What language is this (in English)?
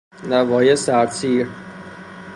Persian